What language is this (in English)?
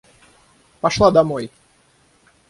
Russian